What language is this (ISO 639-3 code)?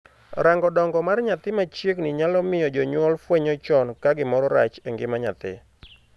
luo